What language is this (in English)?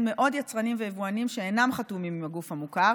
Hebrew